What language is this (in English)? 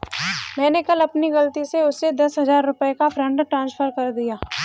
Hindi